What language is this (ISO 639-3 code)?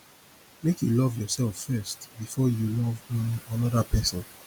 pcm